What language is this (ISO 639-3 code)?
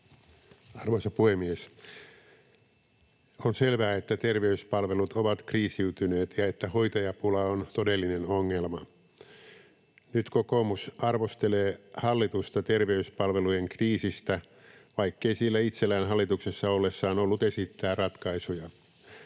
fin